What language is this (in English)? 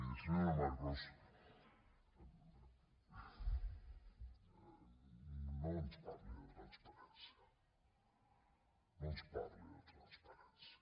Catalan